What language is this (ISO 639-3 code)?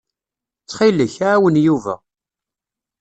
kab